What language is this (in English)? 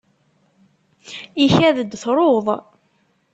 Kabyle